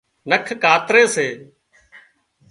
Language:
Wadiyara Koli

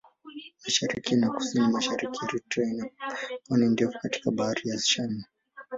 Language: Swahili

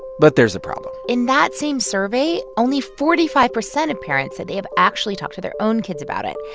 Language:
English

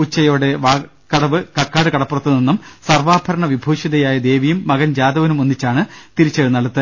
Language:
Malayalam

